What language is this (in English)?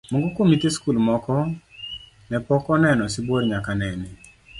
Luo (Kenya and Tanzania)